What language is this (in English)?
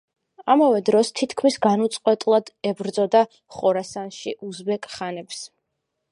Georgian